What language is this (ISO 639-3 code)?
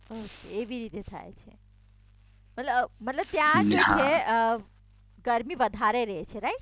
guj